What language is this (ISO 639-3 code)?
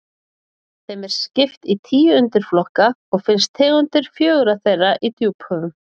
isl